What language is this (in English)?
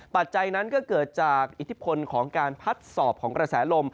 Thai